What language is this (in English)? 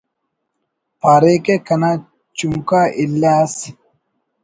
Brahui